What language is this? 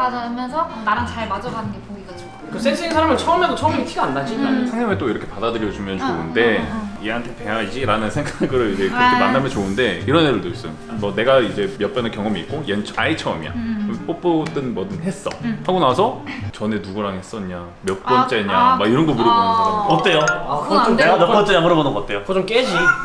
Korean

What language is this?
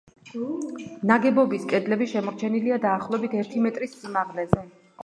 Georgian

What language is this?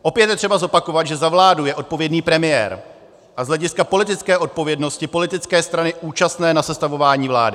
Czech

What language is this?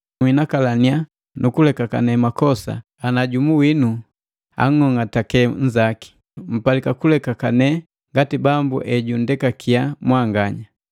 Matengo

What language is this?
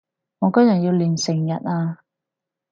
Cantonese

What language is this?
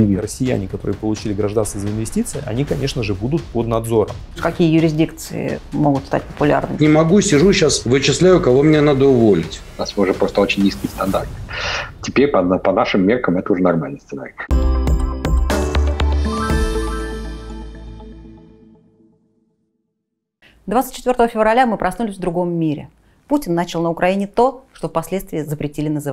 Russian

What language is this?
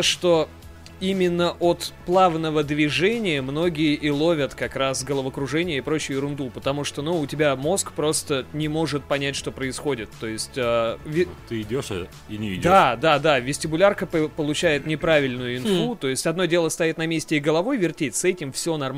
Russian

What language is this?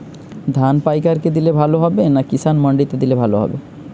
Bangla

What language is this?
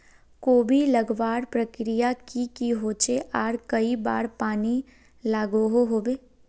Magahi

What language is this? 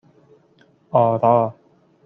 Persian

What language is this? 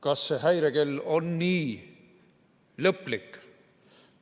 Estonian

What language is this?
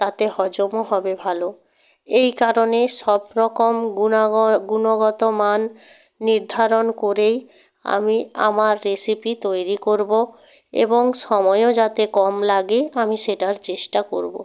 Bangla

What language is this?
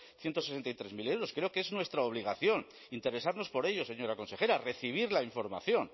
Spanish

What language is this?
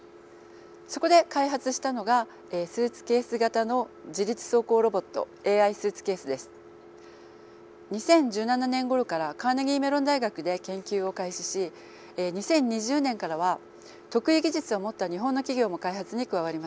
Japanese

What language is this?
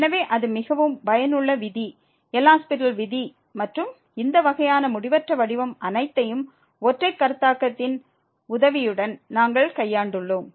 Tamil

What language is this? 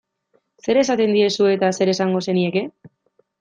Basque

